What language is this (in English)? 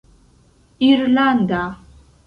Esperanto